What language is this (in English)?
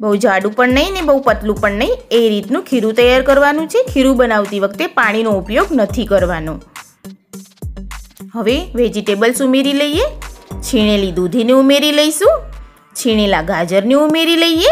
Hindi